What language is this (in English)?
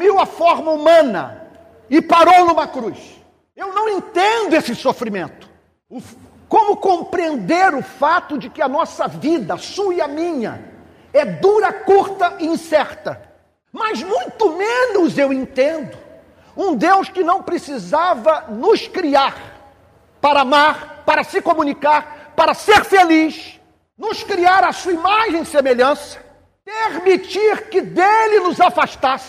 Portuguese